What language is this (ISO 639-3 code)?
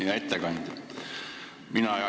est